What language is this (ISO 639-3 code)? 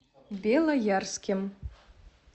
rus